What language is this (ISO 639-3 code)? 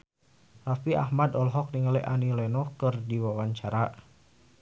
sun